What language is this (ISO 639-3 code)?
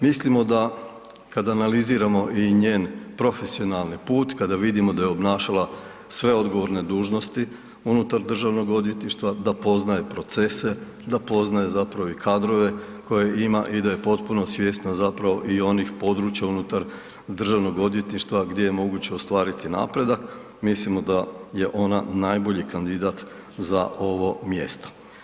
hrv